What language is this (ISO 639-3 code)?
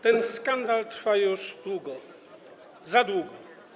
pol